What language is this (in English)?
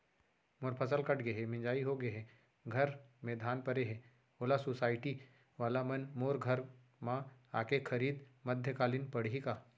Chhattisgarhi